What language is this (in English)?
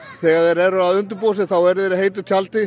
Icelandic